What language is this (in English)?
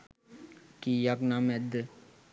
Sinhala